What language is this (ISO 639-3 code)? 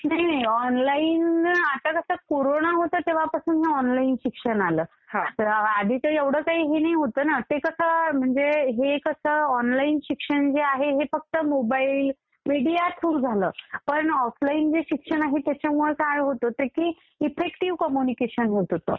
mar